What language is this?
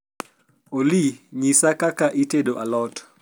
Luo (Kenya and Tanzania)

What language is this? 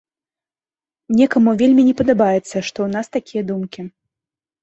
Belarusian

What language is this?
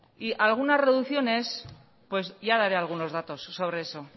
Spanish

